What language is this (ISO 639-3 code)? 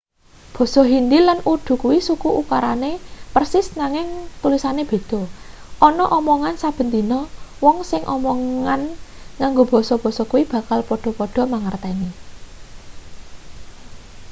jav